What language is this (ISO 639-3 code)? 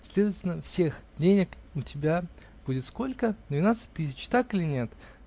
rus